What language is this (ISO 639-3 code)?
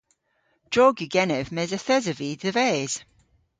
cor